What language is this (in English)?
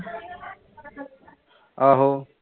Punjabi